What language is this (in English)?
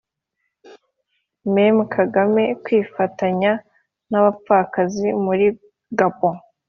Kinyarwanda